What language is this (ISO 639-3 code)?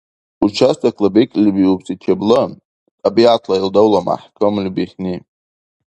dar